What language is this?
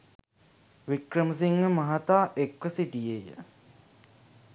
Sinhala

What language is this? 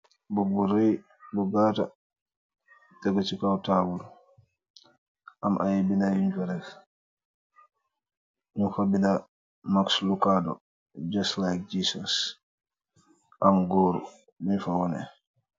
Wolof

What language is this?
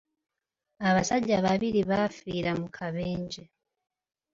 Ganda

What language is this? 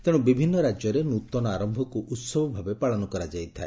Odia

